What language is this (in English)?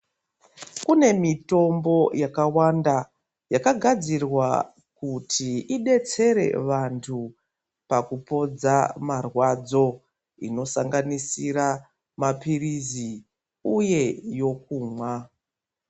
Ndau